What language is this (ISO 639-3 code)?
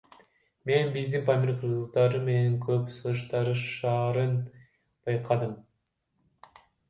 kir